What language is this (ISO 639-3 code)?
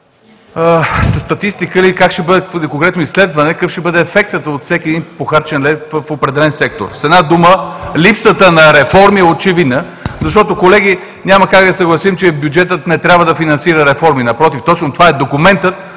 bul